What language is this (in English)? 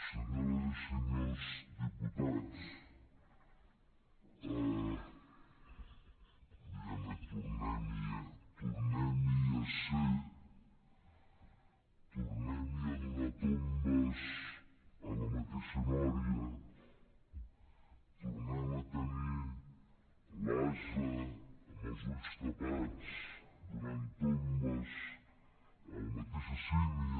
Catalan